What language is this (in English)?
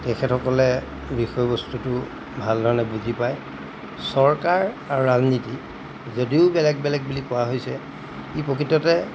Assamese